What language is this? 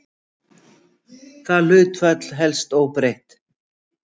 Icelandic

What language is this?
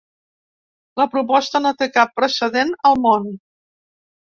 Catalan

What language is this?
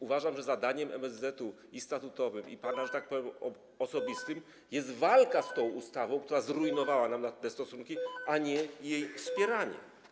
Polish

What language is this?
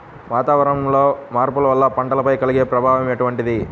Telugu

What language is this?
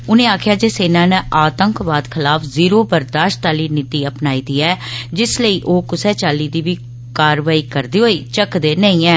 Dogri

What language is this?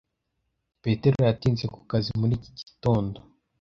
Kinyarwanda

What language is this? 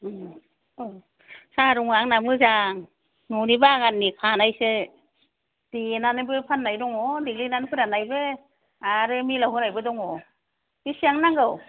Bodo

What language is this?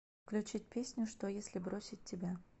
Russian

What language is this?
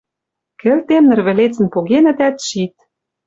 Western Mari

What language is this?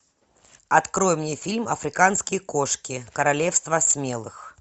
Russian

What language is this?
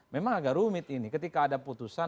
Indonesian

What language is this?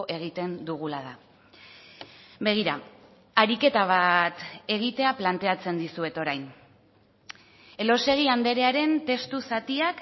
Basque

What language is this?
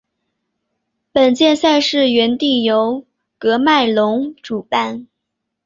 Chinese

